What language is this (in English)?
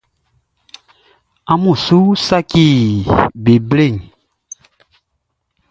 Baoulé